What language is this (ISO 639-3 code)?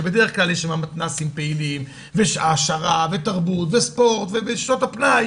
heb